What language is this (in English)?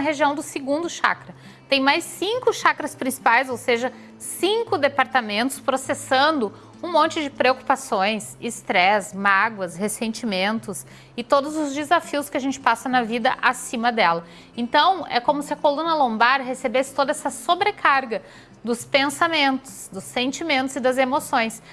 Portuguese